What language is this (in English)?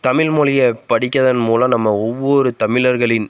Tamil